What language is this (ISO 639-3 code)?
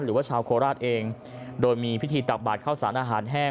tha